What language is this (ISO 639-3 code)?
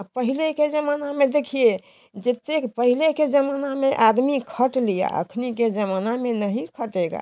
hin